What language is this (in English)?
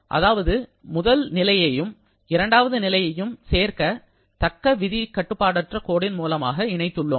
Tamil